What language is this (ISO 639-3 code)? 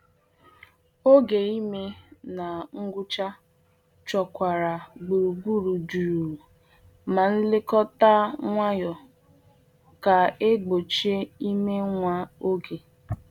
ibo